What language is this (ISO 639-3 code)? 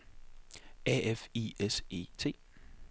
dan